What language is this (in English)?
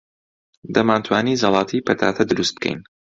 Central Kurdish